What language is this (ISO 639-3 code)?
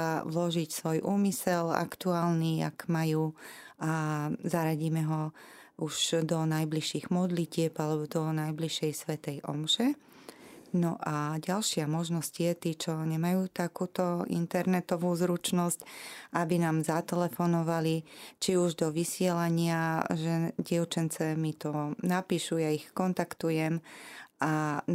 slk